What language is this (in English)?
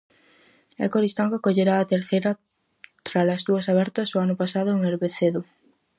Galician